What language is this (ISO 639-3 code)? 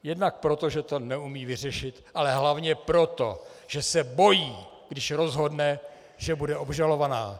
ces